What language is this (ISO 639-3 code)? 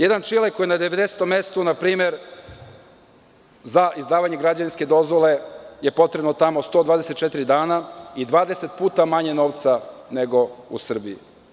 srp